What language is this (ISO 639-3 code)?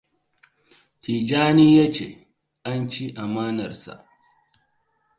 hau